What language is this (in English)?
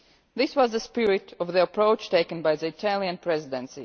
English